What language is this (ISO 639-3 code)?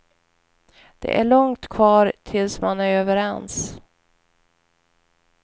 swe